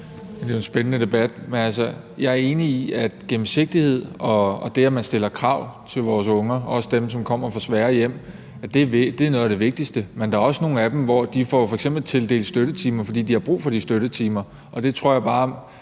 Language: Danish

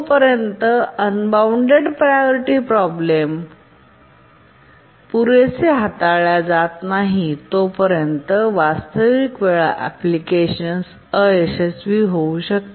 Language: Marathi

